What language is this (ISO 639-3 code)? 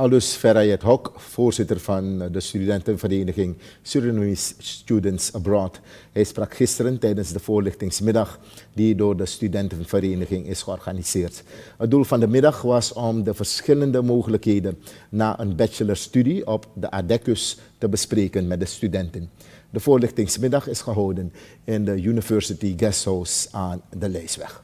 nld